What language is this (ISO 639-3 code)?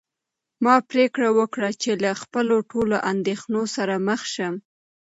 pus